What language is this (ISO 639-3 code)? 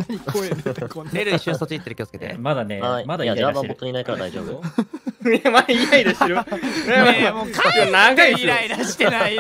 jpn